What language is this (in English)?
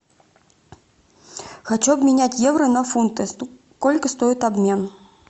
Russian